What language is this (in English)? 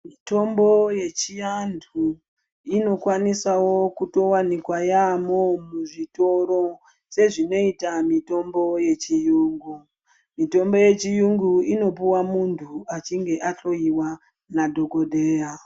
Ndau